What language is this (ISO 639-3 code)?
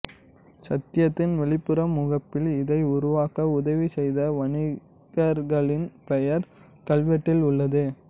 tam